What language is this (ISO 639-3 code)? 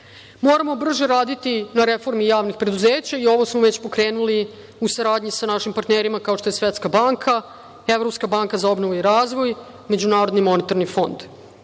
srp